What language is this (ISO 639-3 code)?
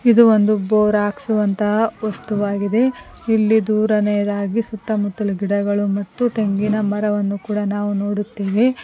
kan